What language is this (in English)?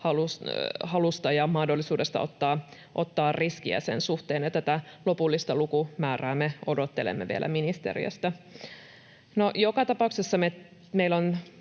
Finnish